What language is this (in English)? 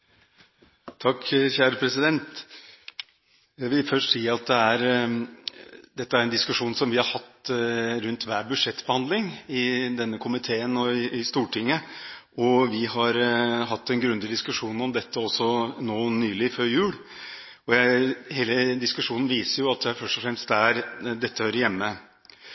Norwegian Bokmål